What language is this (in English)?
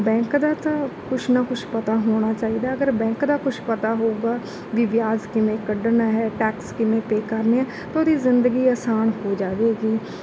Punjabi